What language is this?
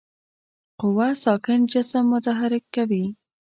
Pashto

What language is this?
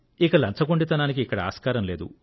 Telugu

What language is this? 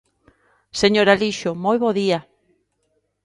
Galician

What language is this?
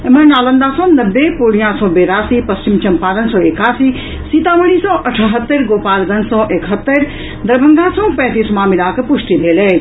Maithili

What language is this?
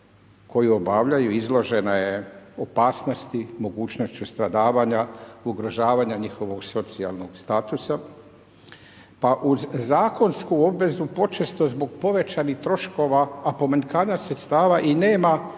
Croatian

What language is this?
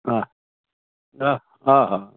Sindhi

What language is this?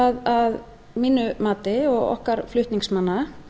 Icelandic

